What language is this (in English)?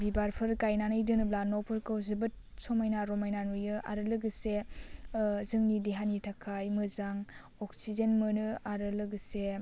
Bodo